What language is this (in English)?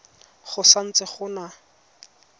Tswana